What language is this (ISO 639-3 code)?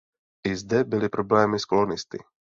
ces